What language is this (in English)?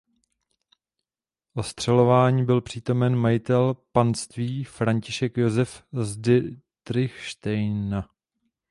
Czech